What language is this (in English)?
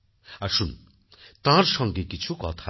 Bangla